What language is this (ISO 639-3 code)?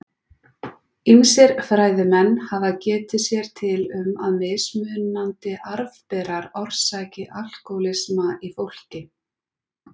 isl